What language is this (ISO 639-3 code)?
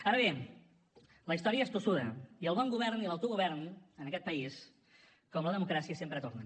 cat